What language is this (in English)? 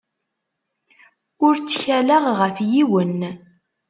Kabyle